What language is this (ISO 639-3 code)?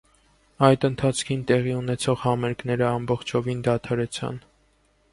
hye